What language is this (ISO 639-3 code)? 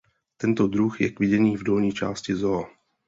ces